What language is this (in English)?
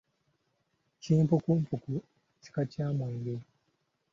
Ganda